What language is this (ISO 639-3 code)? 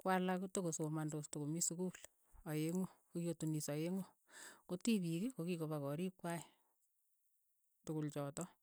eyo